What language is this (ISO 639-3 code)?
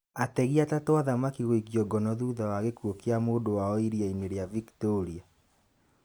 kik